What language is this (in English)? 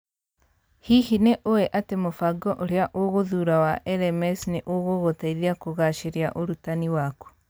Kikuyu